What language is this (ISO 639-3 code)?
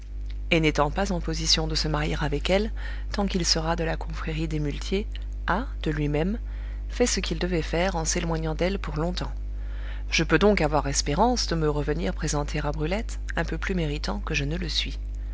fra